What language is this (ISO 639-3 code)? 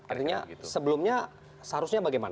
ind